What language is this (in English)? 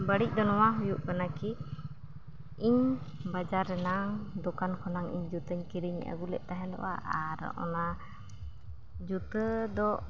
Santali